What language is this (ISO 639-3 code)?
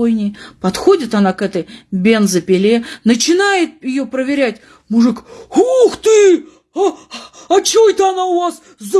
rus